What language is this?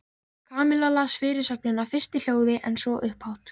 Icelandic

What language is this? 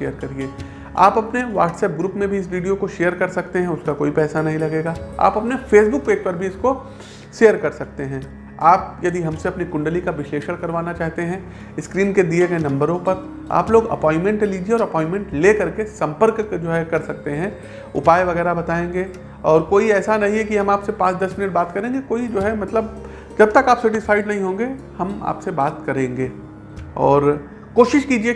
Hindi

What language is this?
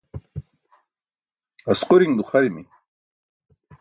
Burushaski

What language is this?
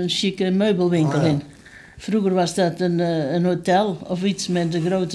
Dutch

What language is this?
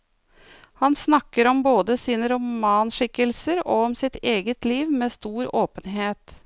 Norwegian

